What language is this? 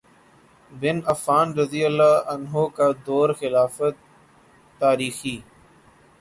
Urdu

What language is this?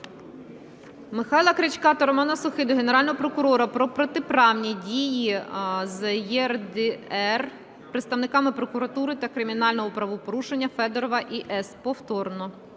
Ukrainian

